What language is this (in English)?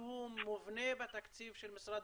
Hebrew